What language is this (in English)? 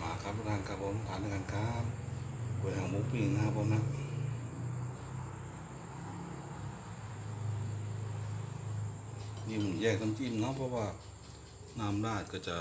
Thai